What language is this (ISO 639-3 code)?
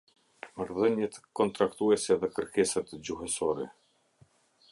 sqi